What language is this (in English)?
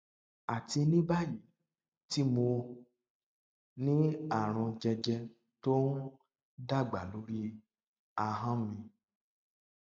Yoruba